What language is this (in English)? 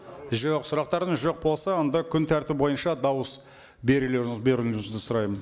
Kazakh